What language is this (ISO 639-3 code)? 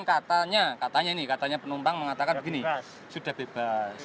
ind